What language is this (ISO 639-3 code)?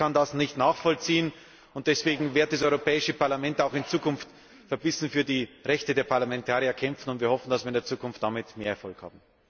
deu